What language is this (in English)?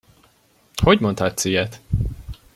Hungarian